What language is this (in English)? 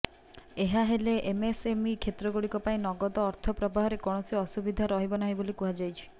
Odia